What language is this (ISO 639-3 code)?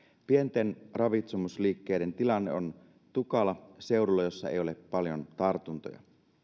fin